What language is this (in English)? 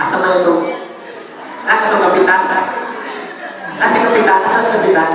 Indonesian